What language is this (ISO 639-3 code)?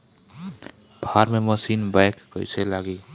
bho